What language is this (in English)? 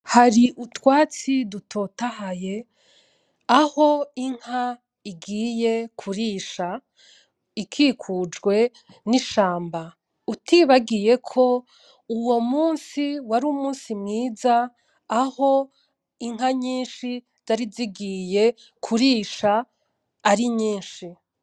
Rundi